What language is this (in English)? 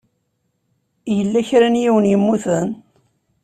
Kabyle